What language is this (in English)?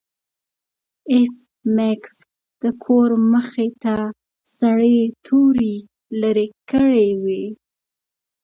Pashto